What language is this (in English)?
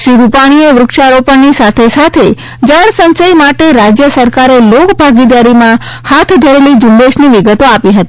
Gujarati